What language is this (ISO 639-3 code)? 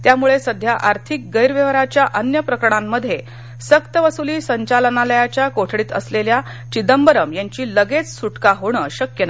mar